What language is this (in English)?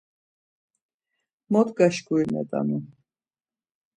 Laz